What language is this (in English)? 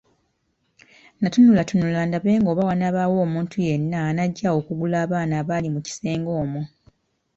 Ganda